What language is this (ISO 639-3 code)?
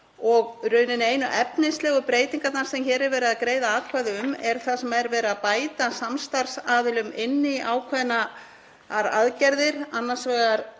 isl